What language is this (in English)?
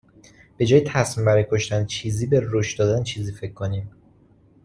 Persian